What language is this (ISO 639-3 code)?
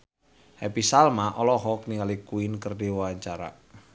sun